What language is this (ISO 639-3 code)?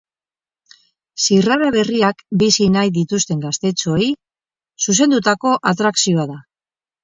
eus